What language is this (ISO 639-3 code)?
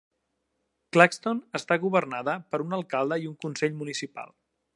cat